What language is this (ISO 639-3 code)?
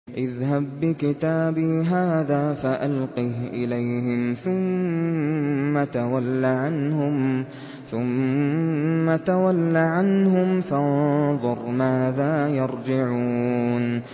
ara